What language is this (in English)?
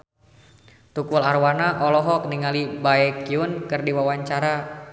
Sundanese